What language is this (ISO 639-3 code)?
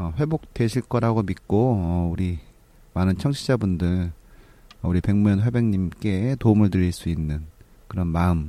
kor